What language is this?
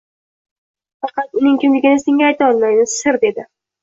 Uzbek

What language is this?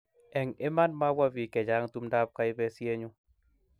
Kalenjin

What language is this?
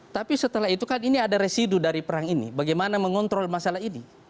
Indonesian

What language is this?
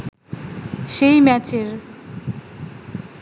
Bangla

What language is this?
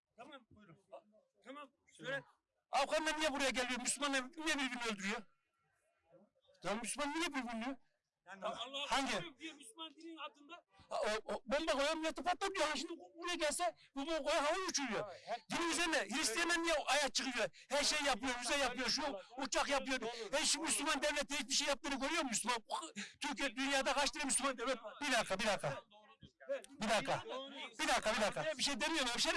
Turkish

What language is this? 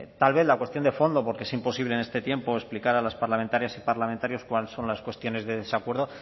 Spanish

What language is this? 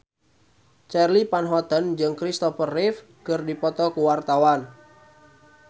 Sundanese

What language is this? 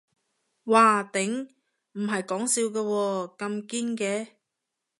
Cantonese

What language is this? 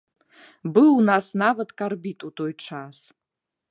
Belarusian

